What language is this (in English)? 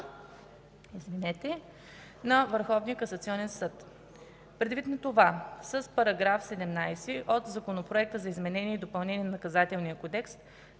Bulgarian